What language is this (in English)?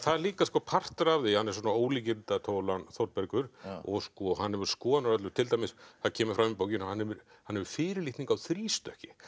Icelandic